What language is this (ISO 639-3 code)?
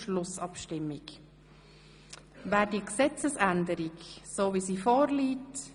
gsw